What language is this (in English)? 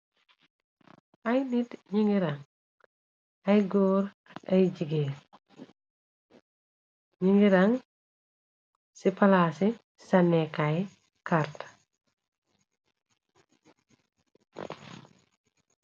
Wolof